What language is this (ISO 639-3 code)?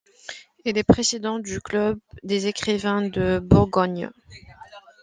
fra